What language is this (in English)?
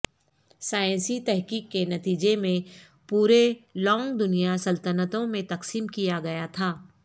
Urdu